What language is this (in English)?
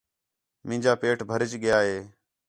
Khetrani